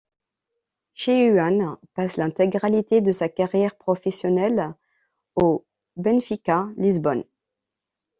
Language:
French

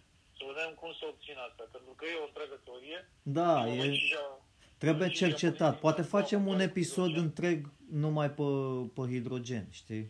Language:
Romanian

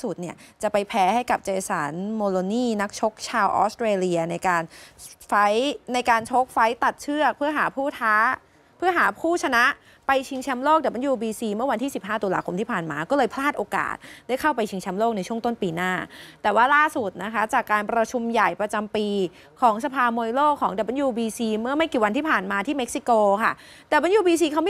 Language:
Thai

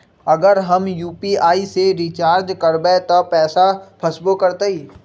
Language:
Magahi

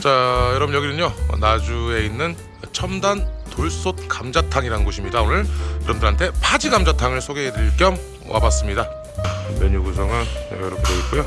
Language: Korean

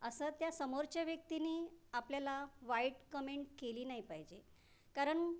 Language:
Marathi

